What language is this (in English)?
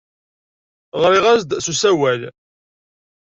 Kabyle